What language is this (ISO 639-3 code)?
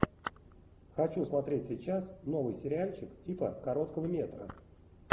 rus